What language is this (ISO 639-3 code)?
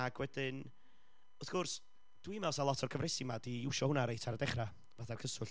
cym